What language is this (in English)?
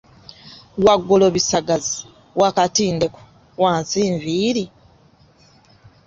Ganda